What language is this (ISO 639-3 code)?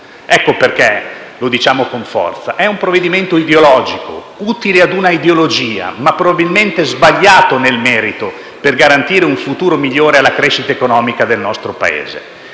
ita